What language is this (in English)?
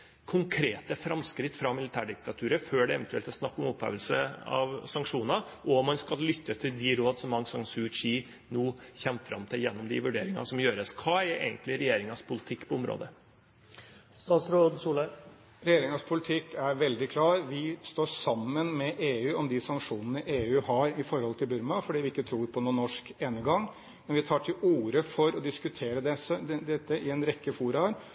Norwegian Bokmål